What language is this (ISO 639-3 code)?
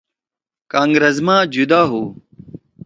trw